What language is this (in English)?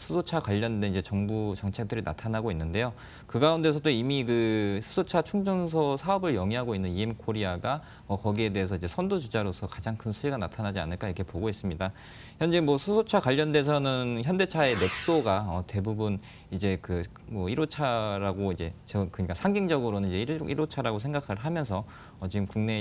Korean